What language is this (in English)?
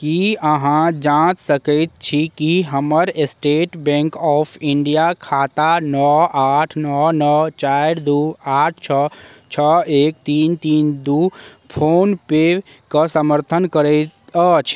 Maithili